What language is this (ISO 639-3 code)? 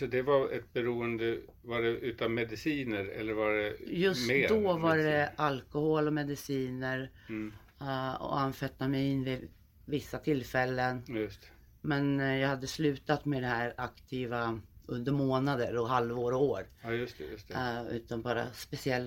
swe